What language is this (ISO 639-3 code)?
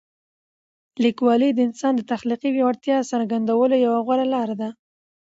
pus